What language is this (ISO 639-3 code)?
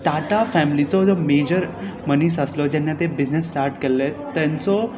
kok